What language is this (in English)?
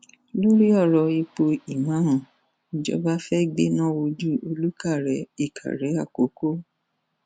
Yoruba